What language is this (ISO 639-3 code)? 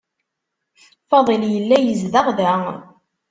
kab